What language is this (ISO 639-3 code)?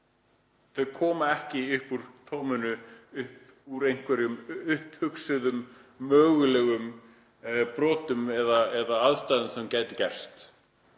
isl